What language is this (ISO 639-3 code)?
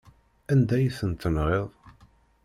kab